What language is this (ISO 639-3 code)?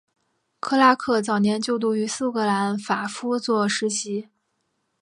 zho